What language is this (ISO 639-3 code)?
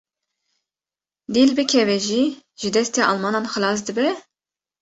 kur